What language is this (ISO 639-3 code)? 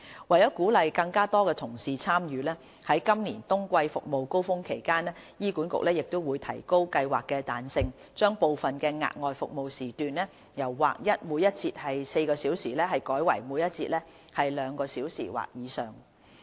yue